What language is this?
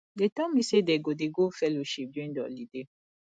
Nigerian Pidgin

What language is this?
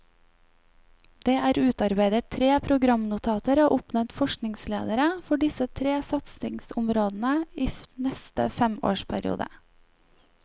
Norwegian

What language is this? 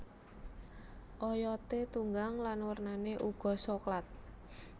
Javanese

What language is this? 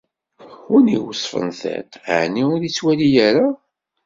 Kabyle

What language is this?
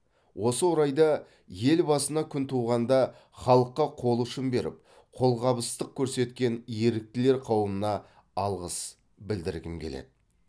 Kazakh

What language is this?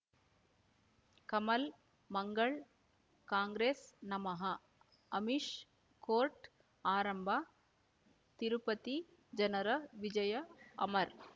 Kannada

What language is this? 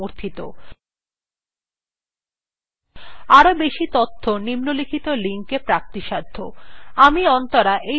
Bangla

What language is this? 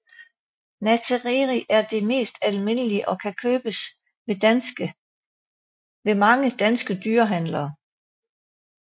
Danish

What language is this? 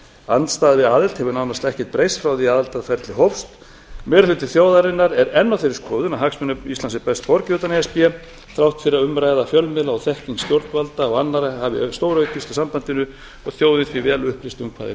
Icelandic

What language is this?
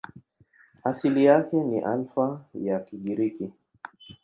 Swahili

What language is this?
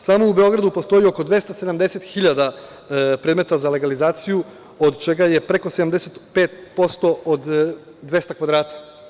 Serbian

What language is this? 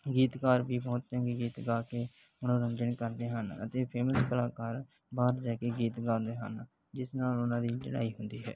Punjabi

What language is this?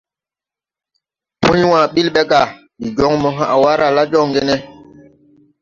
Tupuri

